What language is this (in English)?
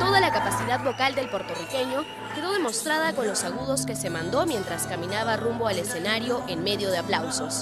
Spanish